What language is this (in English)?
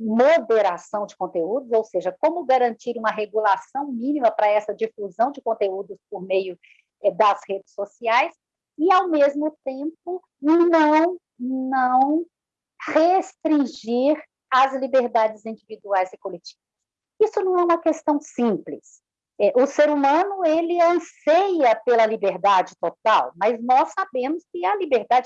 Portuguese